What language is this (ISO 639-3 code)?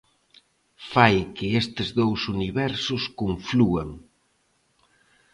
glg